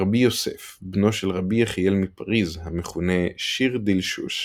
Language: Hebrew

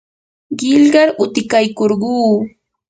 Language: Yanahuanca Pasco Quechua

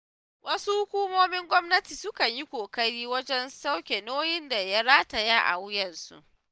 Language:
Hausa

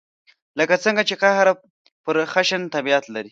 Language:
Pashto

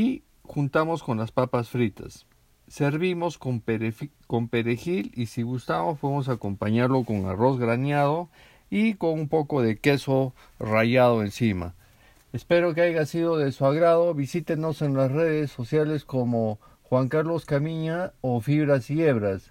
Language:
Spanish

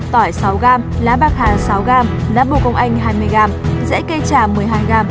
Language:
Vietnamese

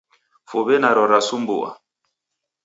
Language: Taita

